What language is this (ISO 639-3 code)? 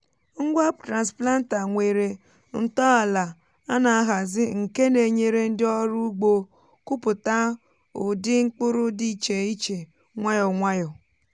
ibo